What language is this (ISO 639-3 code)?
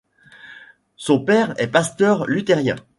fra